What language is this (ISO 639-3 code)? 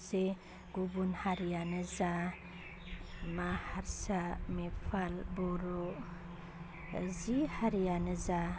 brx